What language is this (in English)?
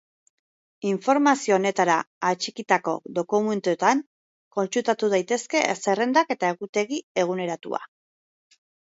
Basque